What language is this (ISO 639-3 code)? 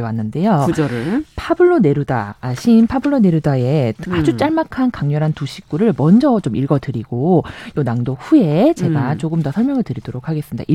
kor